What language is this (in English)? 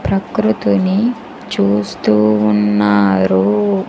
Telugu